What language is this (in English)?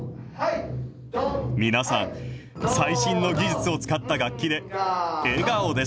Japanese